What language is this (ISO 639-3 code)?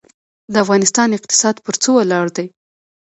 pus